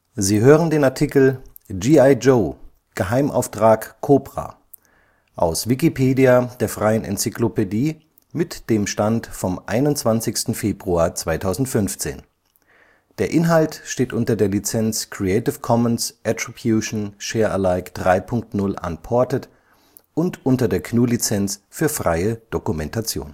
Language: German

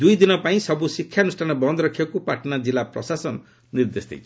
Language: Odia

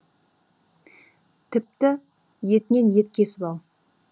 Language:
Kazakh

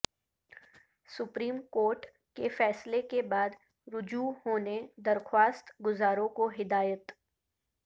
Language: Urdu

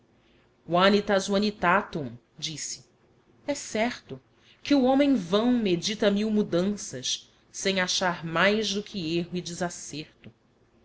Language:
Portuguese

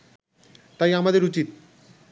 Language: Bangla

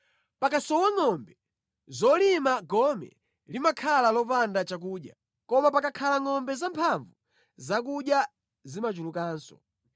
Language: Nyanja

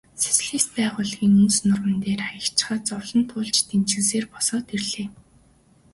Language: Mongolian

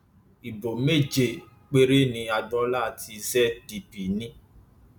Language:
Yoruba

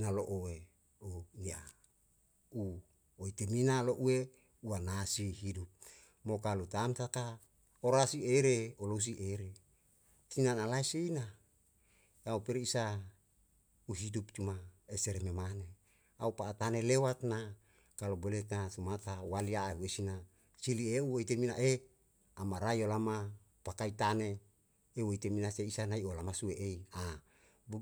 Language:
Yalahatan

